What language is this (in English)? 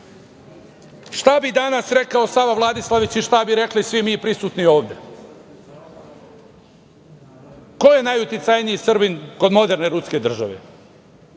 Serbian